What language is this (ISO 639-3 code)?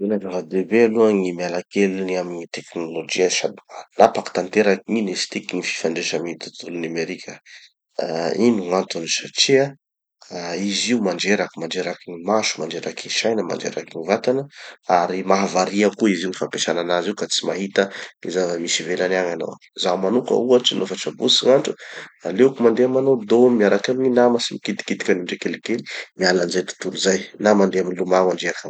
txy